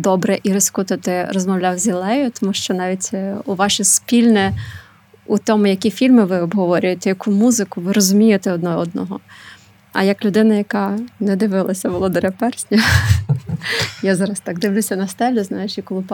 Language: Ukrainian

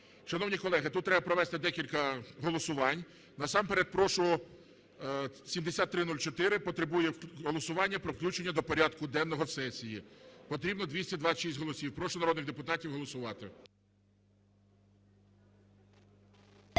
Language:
Ukrainian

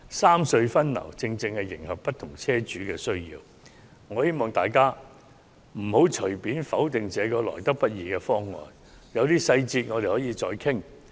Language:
Cantonese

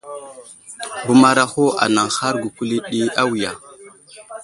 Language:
Wuzlam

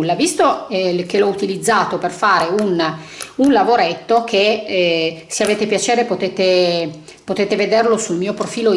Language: Italian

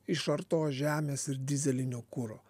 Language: Lithuanian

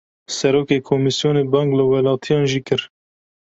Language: Kurdish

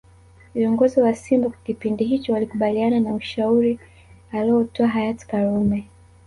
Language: Swahili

